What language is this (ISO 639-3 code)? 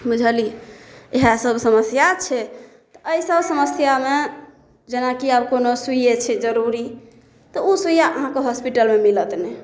mai